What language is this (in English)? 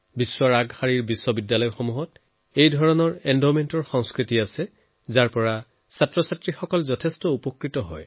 Assamese